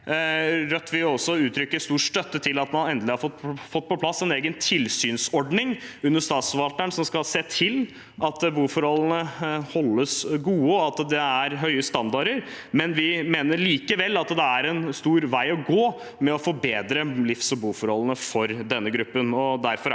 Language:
Norwegian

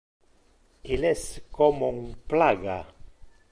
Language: Interlingua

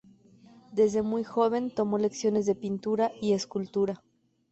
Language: Spanish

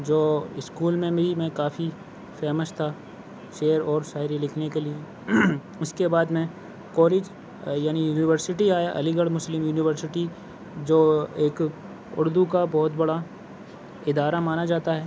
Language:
Urdu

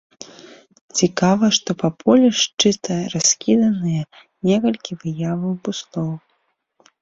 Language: Belarusian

